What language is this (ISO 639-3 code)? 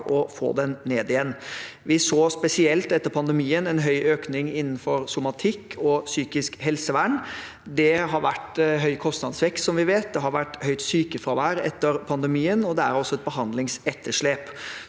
nor